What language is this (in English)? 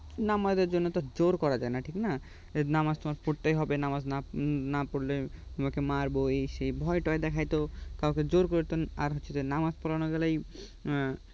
Bangla